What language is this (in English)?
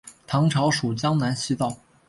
Chinese